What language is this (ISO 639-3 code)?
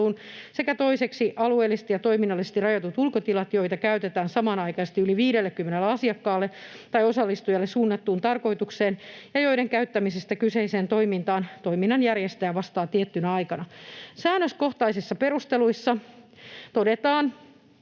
fin